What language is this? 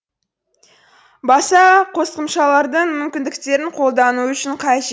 Kazakh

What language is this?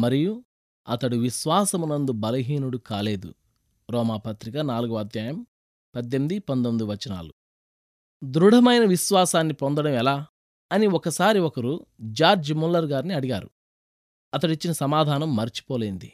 Telugu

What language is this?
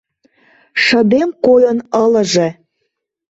Mari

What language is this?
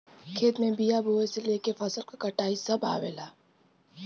Bhojpuri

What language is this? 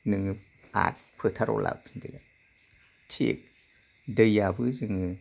Bodo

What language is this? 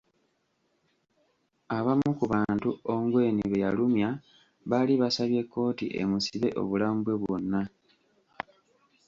Ganda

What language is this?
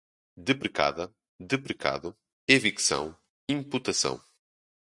Portuguese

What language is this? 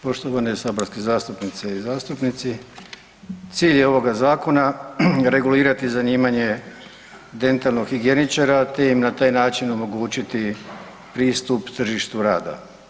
Croatian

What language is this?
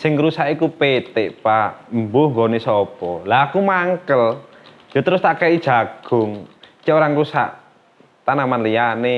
Indonesian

